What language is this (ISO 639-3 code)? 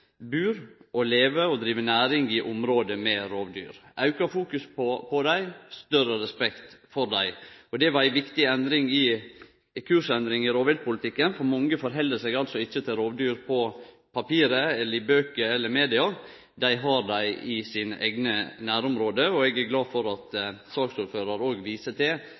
nno